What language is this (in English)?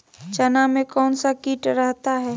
Magahi